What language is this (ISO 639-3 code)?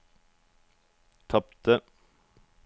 nor